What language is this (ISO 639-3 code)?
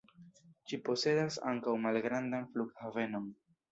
epo